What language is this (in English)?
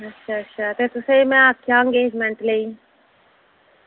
Dogri